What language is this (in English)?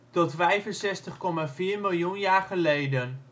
Dutch